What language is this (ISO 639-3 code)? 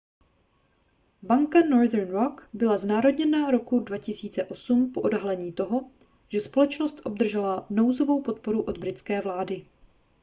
ces